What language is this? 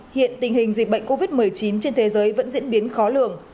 Vietnamese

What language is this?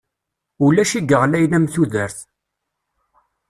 Kabyle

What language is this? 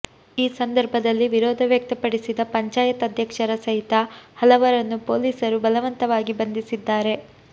Kannada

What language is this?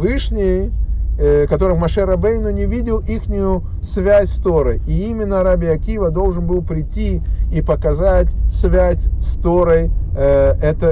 Russian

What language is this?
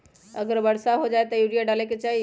Magahi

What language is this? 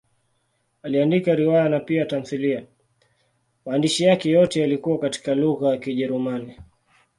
Swahili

